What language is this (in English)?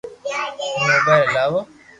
Loarki